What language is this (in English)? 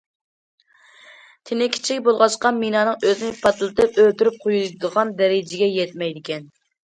Uyghur